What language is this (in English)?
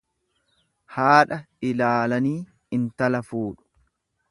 Oromo